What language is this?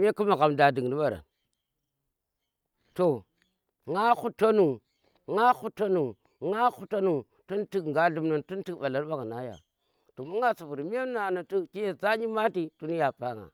Tera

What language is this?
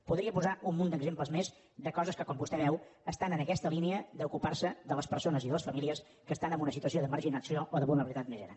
Catalan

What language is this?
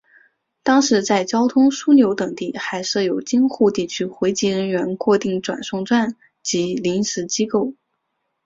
Chinese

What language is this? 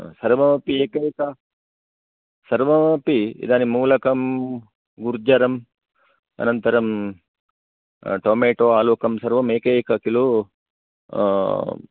Sanskrit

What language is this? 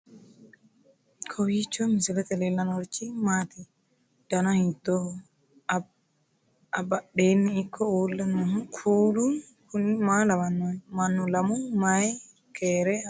Sidamo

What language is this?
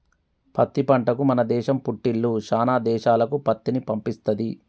Telugu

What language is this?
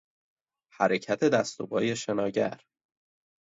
Persian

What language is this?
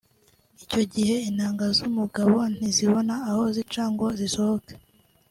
Kinyarwanda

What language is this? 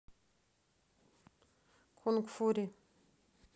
Russian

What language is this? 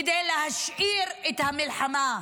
Hebrew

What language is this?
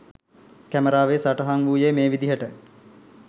Sinhala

